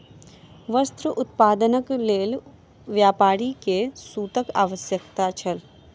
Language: Maithili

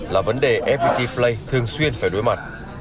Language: Vietnamese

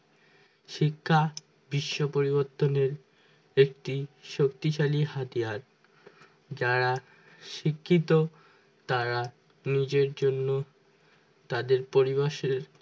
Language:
Bangla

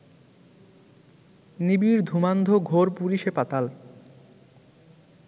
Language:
Bangla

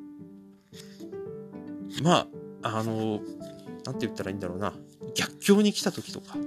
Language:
Japanese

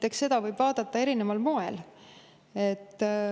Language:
Estonian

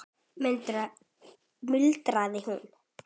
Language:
Icelandic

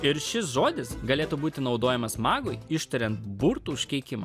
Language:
Lithuanian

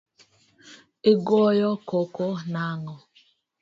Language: Luo (Kenya and Tanzania)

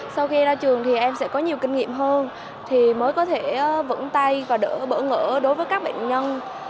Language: Vietnamese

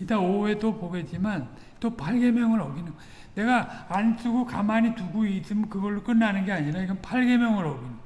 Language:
Korean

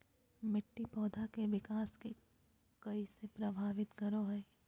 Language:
Magahi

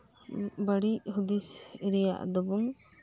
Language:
Santali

